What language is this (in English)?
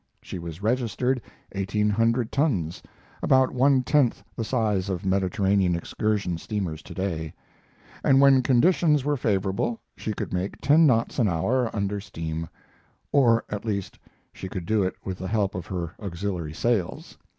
English